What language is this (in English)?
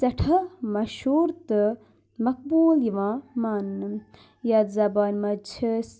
Kashmiri